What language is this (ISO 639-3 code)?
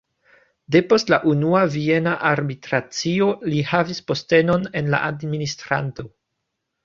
epo